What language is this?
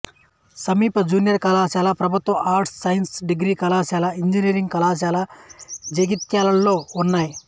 Telugu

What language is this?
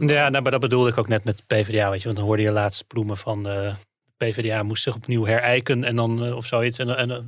Dutch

